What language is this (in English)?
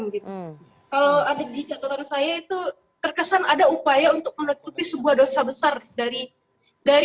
Indonesian